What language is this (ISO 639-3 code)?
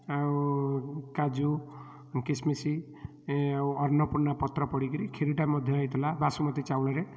ori